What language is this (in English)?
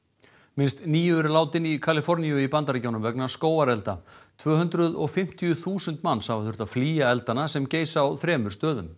Icelandic